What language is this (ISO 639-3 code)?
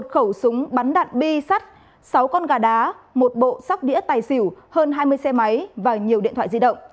vie